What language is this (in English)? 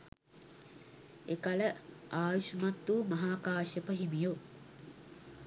Sinhala